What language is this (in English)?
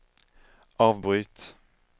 Swedish